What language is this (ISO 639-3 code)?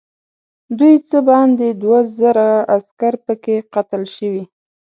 pus